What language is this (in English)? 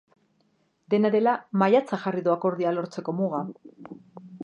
Basque